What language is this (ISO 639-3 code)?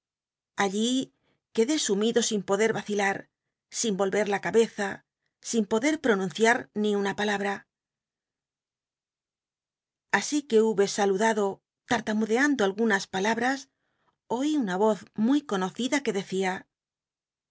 spa